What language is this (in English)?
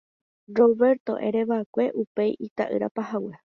Guarani